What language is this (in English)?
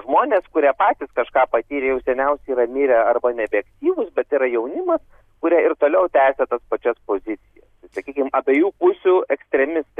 Lithuanian